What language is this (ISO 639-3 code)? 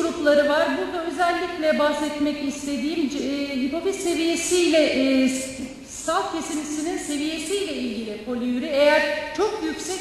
tur